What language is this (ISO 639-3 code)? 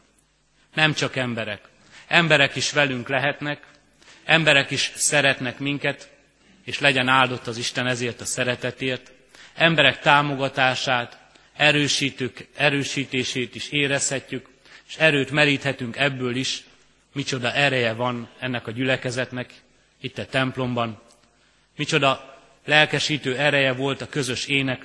hun